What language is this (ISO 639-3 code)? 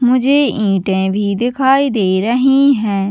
hin